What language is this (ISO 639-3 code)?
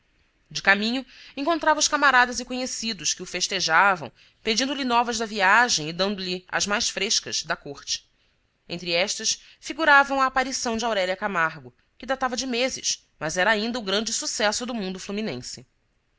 por